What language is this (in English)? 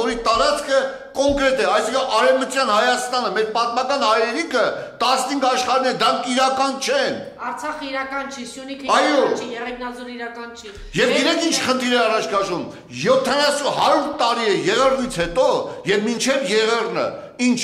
Turkish